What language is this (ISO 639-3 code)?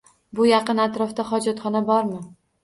uzb